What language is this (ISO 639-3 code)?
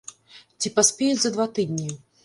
bel